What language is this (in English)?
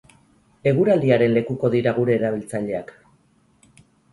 Basque